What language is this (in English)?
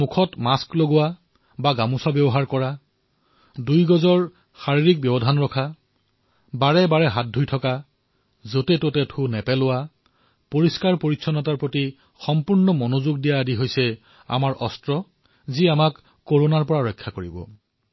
Assamese